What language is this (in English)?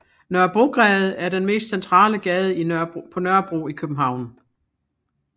Danish